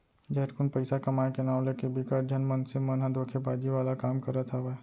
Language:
Chhattisgarhi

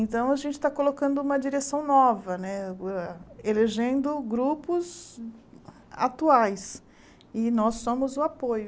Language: Portuguese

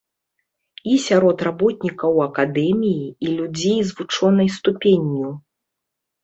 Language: Belarusian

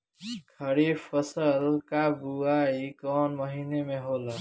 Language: Bhojpuri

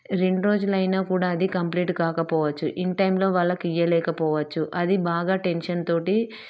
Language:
Telugu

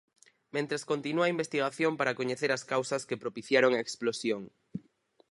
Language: Galician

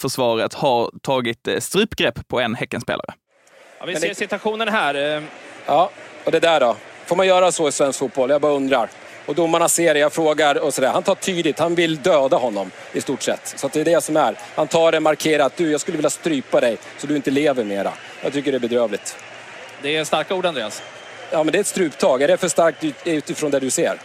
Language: Swedish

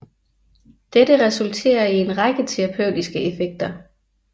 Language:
Danish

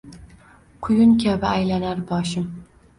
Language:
Uzbek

